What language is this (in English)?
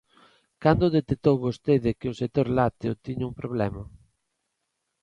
Galician